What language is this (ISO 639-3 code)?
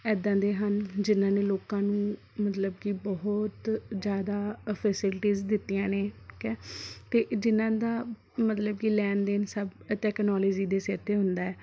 pan